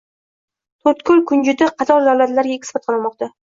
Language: Uzbek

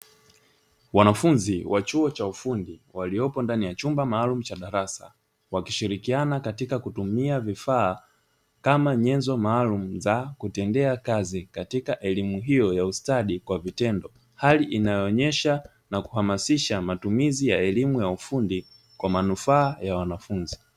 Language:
Swahili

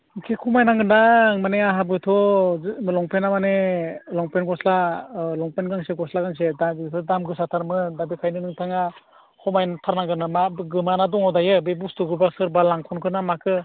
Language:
Bodo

